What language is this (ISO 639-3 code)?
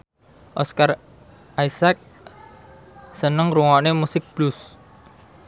jav